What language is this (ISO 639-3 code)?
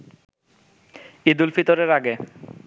ben